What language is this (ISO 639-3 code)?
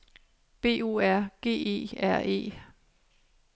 dan